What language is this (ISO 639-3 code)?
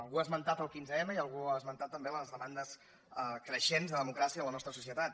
cat